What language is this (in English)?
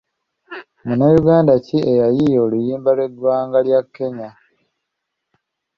Ganda